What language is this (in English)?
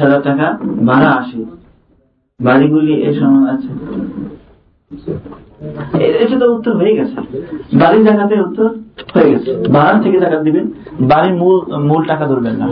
Bangla